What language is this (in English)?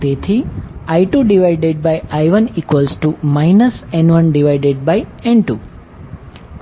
Gujarati